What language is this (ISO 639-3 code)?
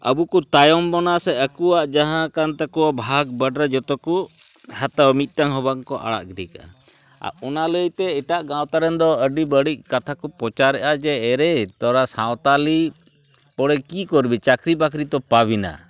sat